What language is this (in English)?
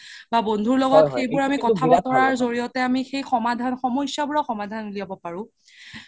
Assamese